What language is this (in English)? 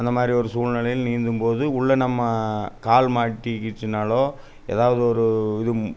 Tamil